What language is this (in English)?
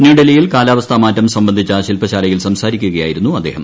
Malayalam